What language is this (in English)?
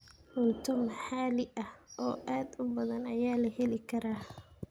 Somali